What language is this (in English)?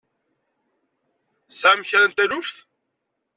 Kabyle